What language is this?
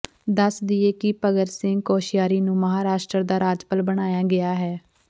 Punjabi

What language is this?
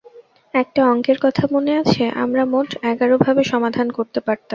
Bangla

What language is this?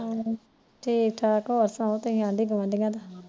Punjabi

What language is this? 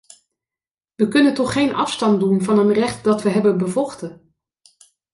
Dutch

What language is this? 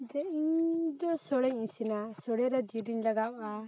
Santali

